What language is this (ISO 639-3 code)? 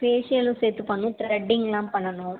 tam